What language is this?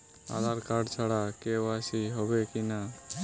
Bangla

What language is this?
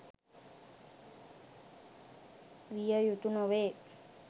Sinhala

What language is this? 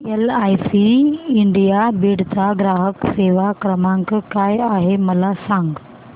Marathi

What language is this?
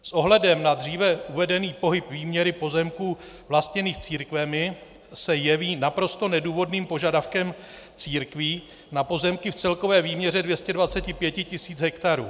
Czech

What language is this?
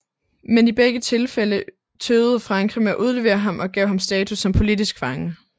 Danish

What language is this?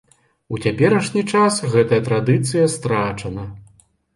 Belarusian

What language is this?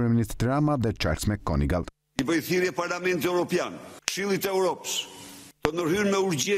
Romanian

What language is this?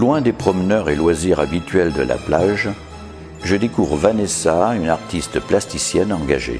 French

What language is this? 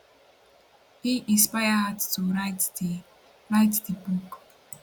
Nigerian Pidgin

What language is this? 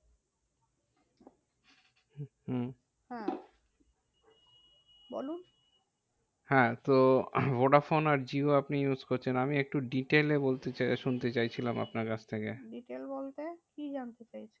Bangla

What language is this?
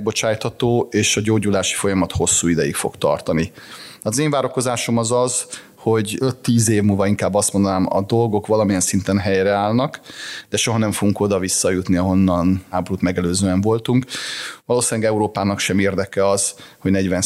Hungarian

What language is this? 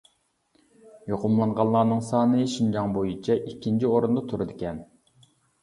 Uyghur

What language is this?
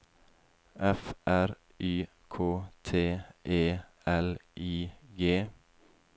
Norwegian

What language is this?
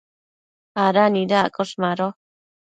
Matsés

